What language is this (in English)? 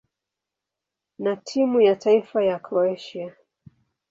Swahili